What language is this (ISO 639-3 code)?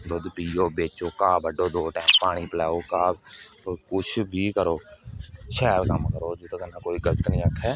doi